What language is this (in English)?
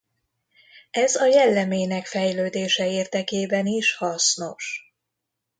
Hungarian